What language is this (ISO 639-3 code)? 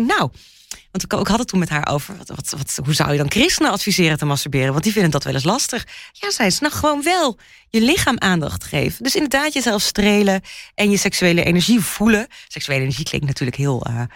nld